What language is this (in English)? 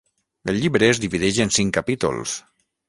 Catalan